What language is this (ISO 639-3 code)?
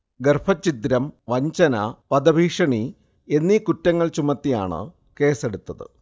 mal